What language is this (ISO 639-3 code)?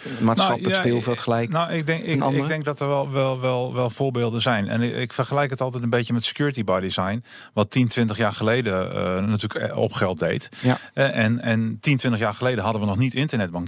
nld